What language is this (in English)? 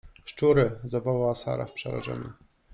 Polish